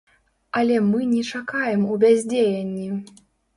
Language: Belarusian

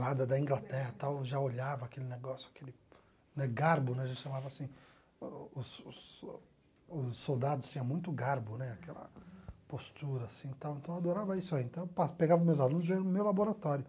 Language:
Portuguese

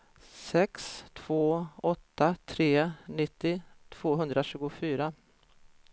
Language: Swedish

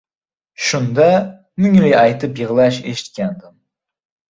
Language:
Uzbek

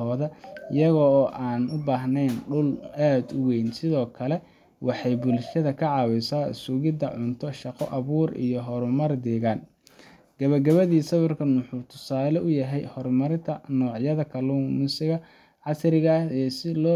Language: Somali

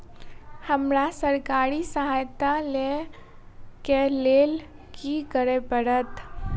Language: Maithili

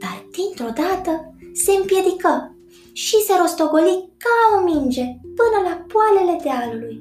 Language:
Romanian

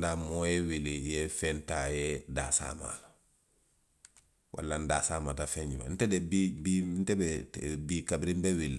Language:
Western Maninkakan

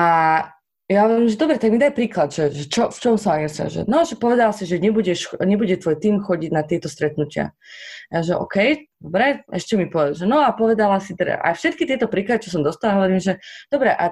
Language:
Slovak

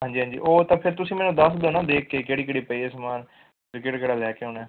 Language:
Punjabi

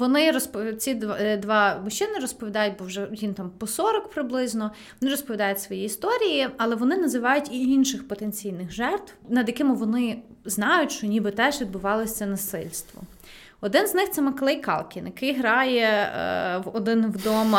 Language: Ukrainian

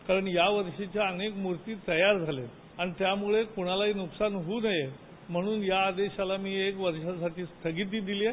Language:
Marathi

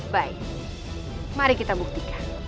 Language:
Indonesian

